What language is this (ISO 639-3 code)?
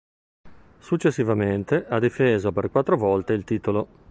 ita